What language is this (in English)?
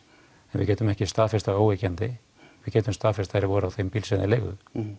Icelandic